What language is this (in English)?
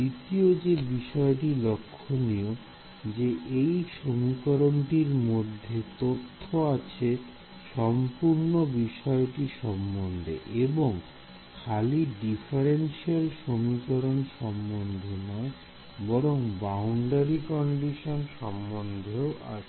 Bangla